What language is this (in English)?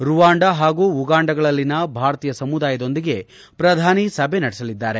Kannada